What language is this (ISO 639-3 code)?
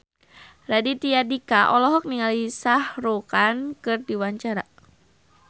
sun